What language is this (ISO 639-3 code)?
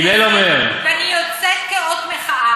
heb